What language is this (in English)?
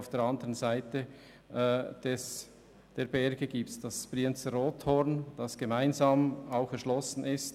Swiss German